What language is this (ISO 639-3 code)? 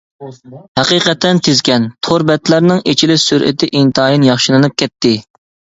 uig